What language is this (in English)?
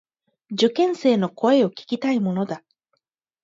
Japanese